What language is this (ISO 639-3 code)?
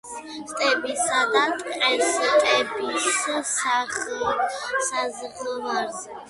kat